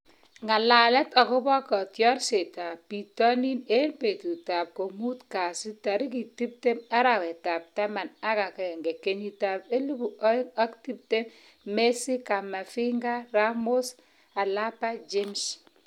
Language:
Kalenjin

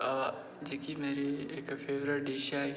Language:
Dogri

